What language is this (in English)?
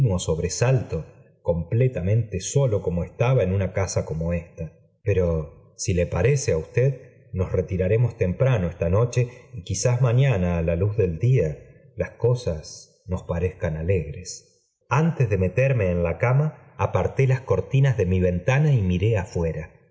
Spanish